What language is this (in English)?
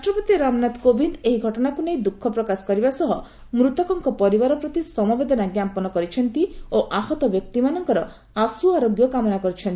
Odia